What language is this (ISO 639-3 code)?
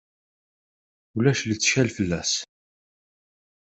kab